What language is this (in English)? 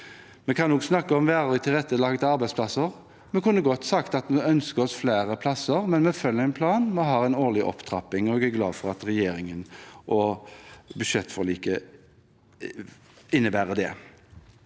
Norwegian